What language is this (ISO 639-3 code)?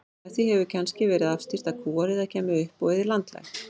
isl